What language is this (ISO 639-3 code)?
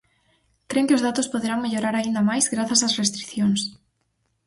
glg